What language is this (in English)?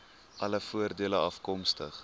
Afrikaans